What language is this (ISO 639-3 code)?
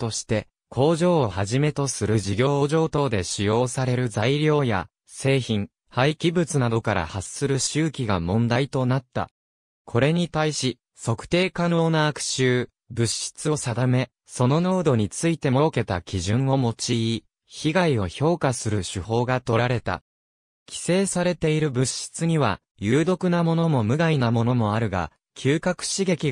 jpn